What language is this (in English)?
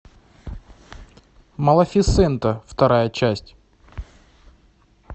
Russian